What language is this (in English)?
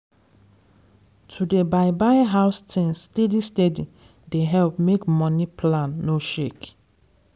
Nigerian Pidgin